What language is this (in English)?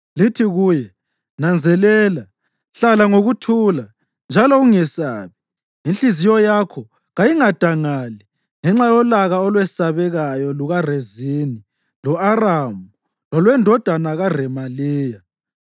North Ndebele